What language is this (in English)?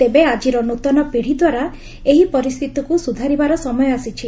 Odia